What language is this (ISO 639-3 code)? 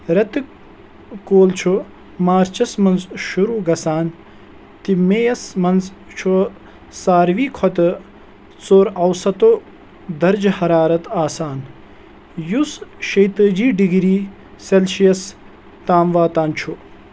kas